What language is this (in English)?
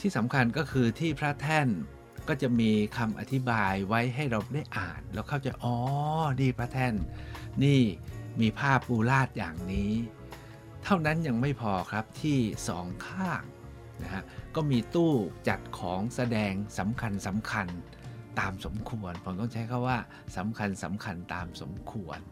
Thai